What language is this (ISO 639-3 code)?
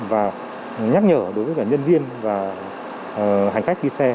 vie